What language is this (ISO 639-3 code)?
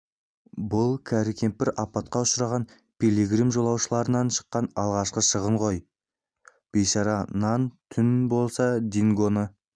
kaz